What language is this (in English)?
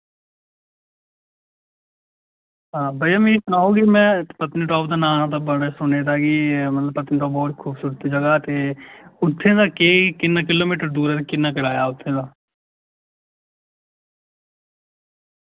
Dogri